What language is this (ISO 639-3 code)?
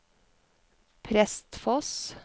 nor